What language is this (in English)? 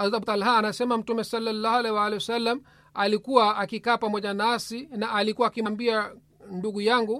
Swahili